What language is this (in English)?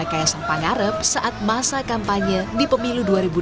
Indonesian